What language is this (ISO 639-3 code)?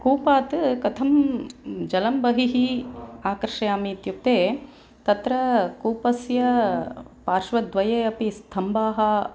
san